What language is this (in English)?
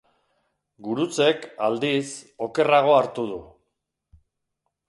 Basque